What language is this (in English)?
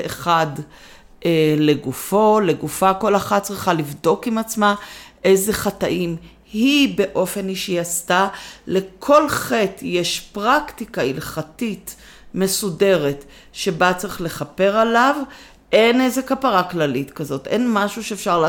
Hebrew